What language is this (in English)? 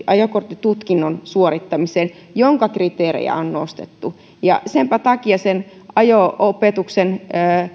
Finnish